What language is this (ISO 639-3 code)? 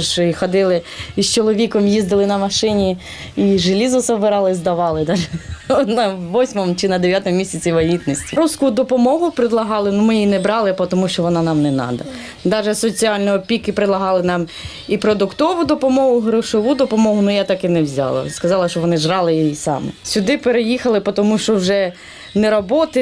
ukr